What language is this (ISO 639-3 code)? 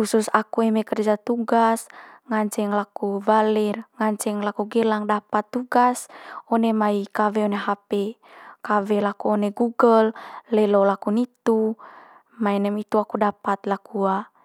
mqy